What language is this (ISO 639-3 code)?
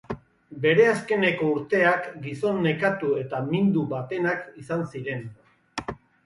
eus